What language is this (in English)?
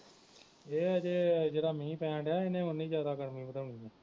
Punjabi